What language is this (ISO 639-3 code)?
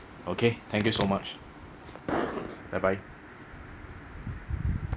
eng